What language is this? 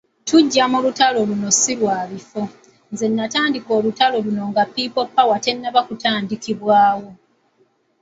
Ganda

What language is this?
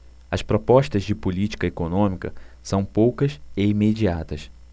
Portuguese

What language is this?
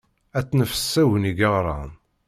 Kabyle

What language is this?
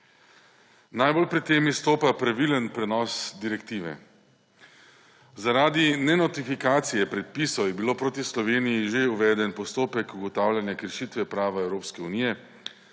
Slovenian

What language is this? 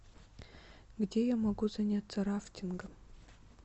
Russian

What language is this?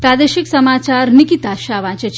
Gujarati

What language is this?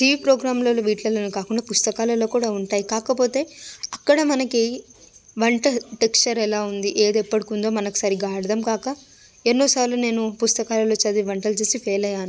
Telugu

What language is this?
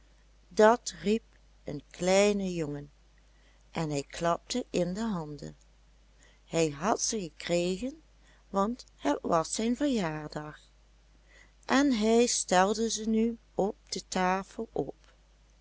Dutch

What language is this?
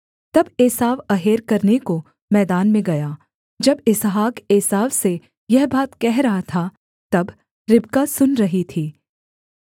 Hindi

